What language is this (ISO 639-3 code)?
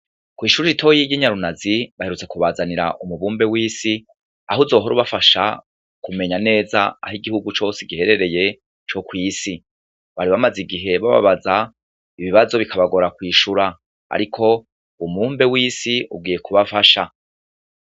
run